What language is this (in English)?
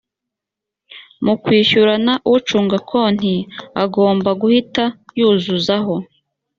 Kinyarwanda